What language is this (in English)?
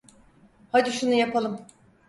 Turkish